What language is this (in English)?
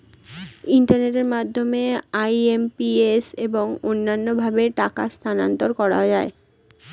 Bangla